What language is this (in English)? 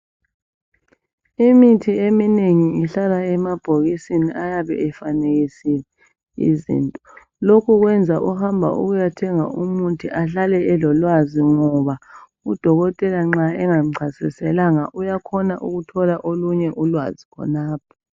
North Ndebele